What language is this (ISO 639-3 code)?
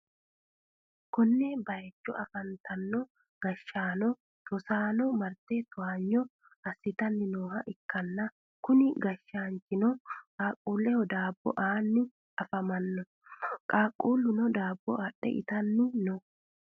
sid